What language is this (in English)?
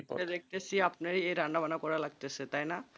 Bangla